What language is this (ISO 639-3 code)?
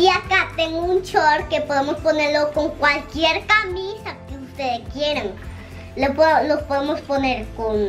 spa